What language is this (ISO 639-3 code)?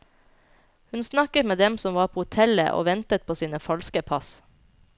nor